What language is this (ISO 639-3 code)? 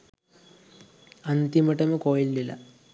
sin